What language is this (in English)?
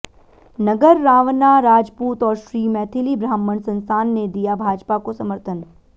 Hindi